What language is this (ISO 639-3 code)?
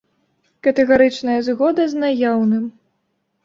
bel